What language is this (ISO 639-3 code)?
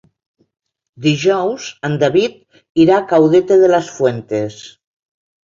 cat